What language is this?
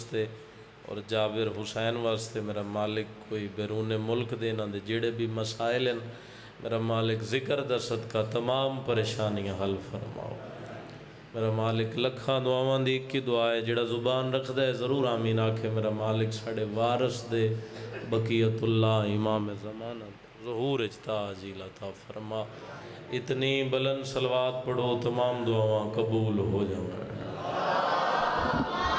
Punjabi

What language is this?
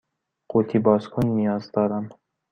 Persian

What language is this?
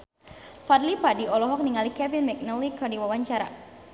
Sundanese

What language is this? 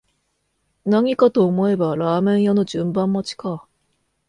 Japanese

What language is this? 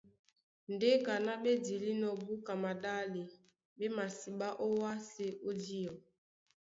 Duala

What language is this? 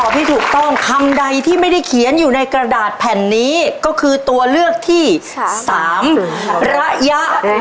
Thai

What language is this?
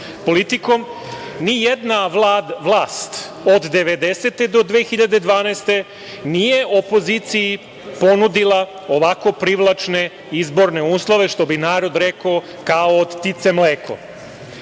Serbian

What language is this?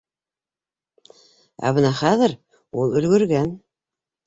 Bashkir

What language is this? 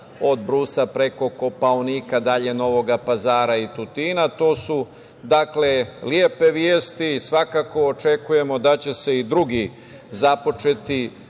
Serbian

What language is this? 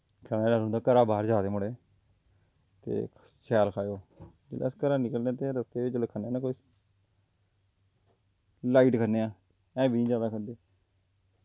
Dogri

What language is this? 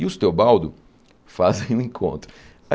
Portuguese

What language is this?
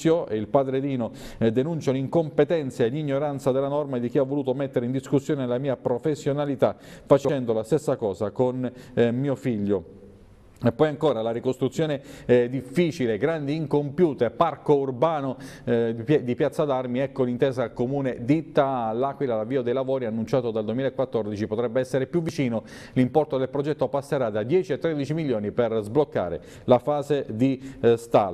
Italian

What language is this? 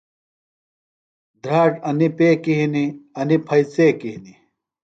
Phalura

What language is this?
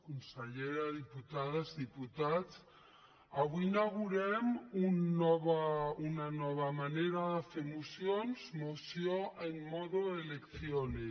Catalan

